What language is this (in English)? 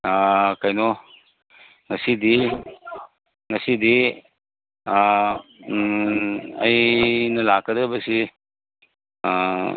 Manipuri